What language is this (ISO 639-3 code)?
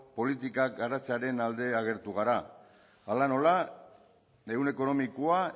eus